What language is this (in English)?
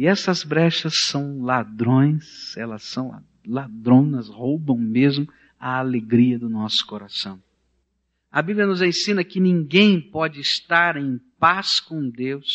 Portuguese